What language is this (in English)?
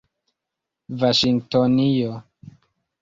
Esperanto